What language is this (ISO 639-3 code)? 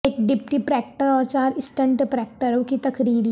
urd